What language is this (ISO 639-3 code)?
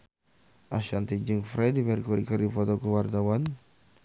sun